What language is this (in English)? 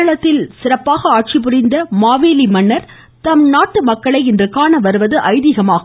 Tamil